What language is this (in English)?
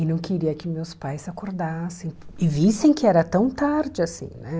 Portuguese